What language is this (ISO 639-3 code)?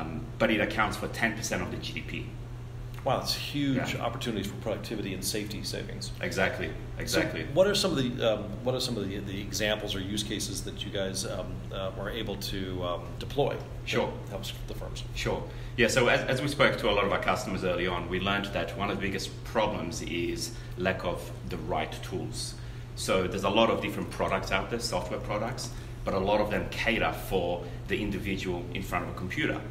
eng